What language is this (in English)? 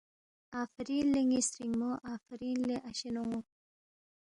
Balti